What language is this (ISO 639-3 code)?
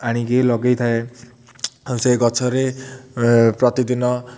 ori